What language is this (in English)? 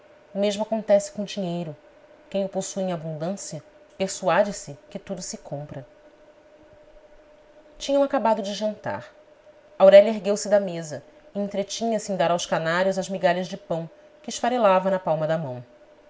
Portuguese